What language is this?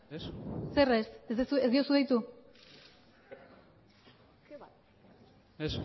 Basque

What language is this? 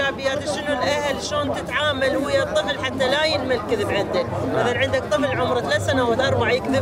Arabic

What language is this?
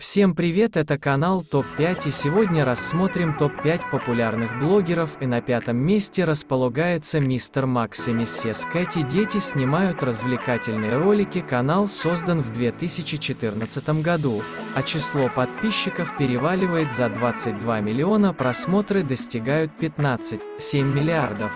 Russian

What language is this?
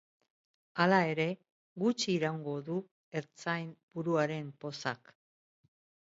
Basque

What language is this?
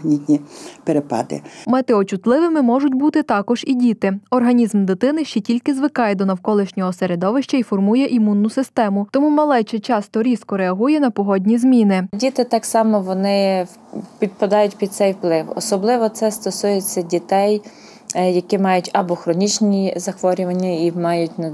Ukrainian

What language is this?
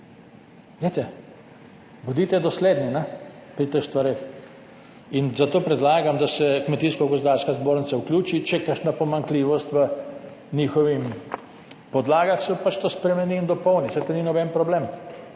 Slovenian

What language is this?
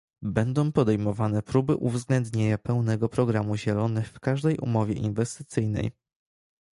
Polish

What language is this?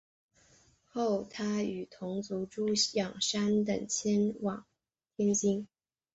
Chinese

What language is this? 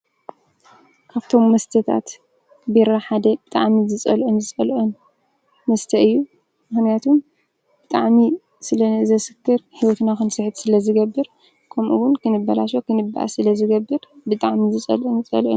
Tigrinya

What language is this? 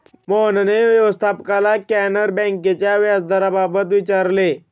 Marathi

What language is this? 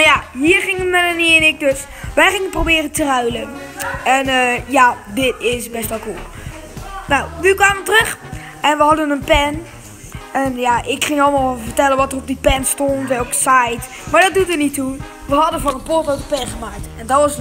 Dutch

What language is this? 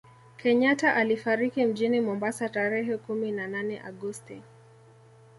Swahili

